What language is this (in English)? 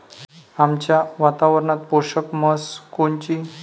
Marathi